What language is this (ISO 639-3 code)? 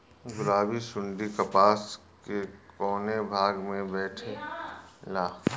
bho